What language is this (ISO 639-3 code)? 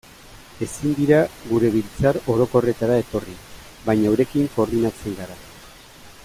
eus